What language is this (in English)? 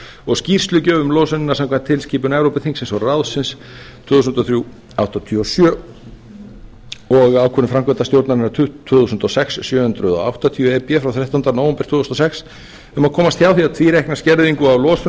Icelandic